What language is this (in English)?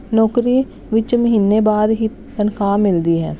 Punjabi